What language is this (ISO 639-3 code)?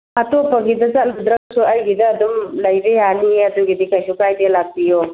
mni